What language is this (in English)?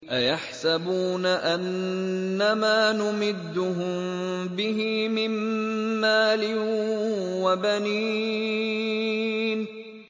Arabic